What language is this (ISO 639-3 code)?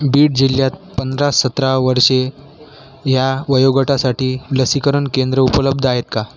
mar